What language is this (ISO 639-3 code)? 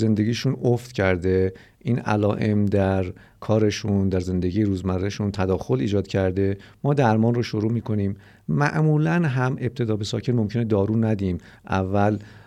fas